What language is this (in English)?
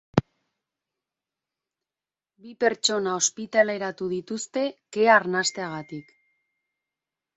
Basque